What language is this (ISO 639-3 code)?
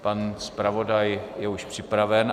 ces